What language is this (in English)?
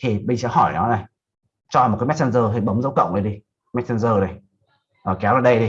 Vietnamese